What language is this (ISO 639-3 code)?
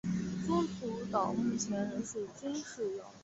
zho